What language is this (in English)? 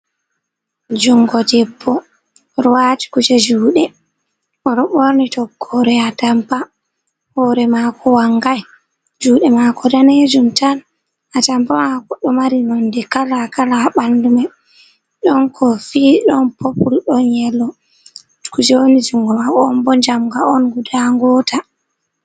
Fula